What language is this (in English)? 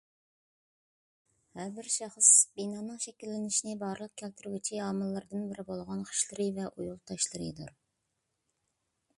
Uyghur